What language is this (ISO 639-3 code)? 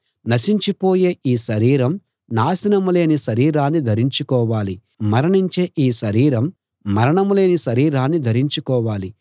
tel